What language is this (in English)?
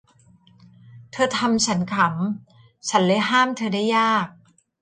Thai